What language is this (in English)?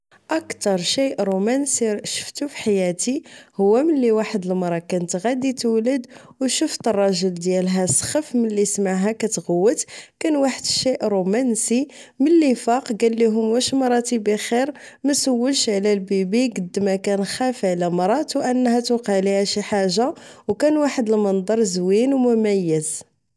Moroccan Arabic